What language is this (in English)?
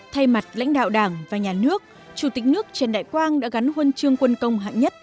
Vietnamese